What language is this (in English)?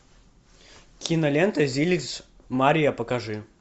Russian